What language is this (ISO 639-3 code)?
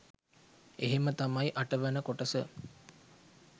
sin